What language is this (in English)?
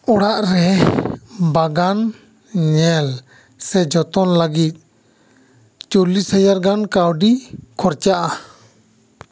Santali